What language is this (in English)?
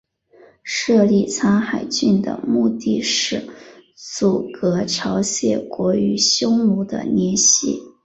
Chinese